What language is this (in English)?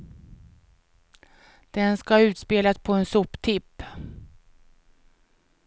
Swedish